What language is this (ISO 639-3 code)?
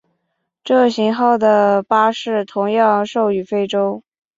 zho